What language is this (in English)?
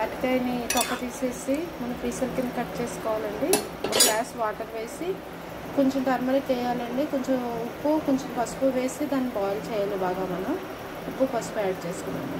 Telugu